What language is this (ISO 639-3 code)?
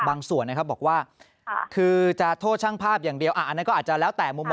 tha